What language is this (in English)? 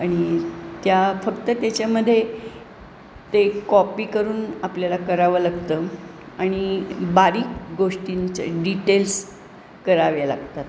Marathi